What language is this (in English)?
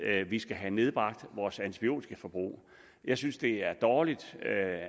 Danish